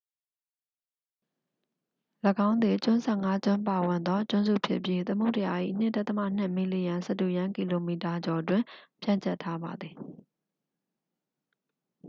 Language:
Burmese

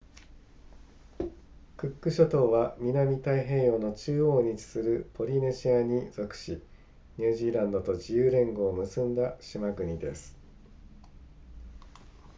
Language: Japanese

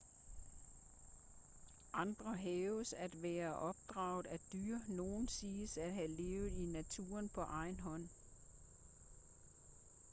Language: Danish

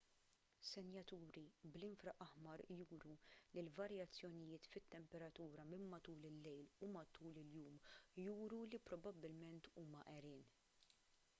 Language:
Maltese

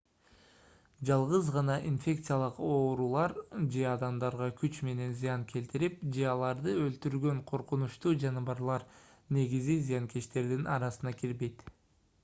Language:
Kyrgyz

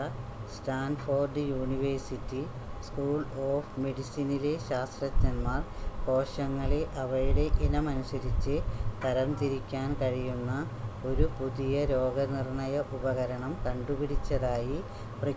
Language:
Malayalam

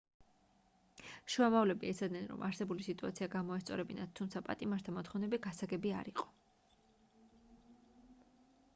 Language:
Georgian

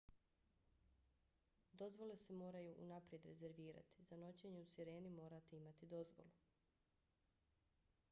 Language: Bosnian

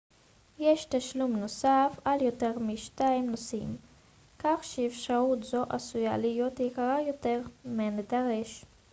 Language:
Hebrew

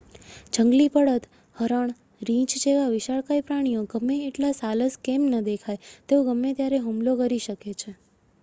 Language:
Gujarati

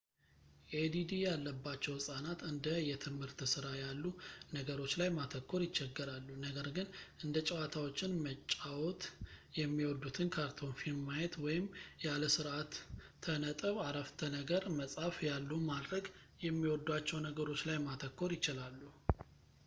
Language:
Amharic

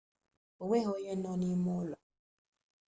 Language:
Igbo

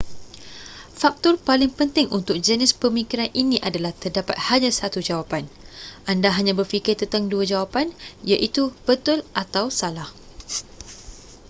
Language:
Malay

